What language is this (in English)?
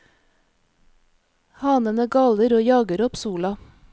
Norwegian